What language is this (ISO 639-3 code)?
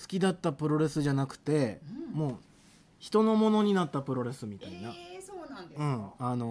jpn